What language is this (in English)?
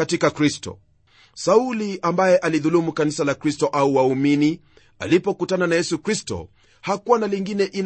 Swahili